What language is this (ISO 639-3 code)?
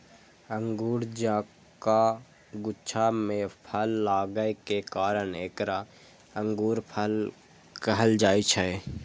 mai